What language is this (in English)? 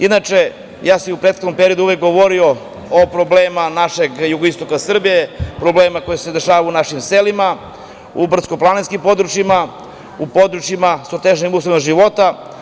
Serbian